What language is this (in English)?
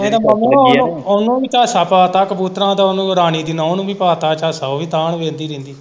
Punjabi